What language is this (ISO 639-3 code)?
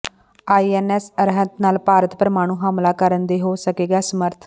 pan